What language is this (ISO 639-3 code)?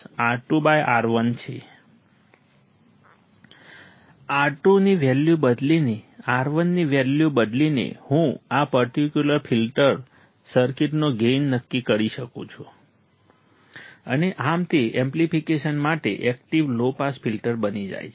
guj